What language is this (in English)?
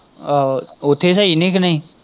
Punjabi